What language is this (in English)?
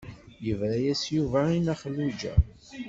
Kabyle